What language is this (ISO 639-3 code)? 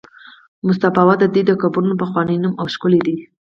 pus